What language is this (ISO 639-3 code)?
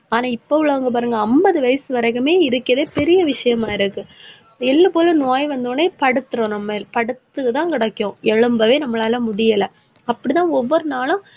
tam